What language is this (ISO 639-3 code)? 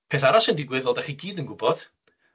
cym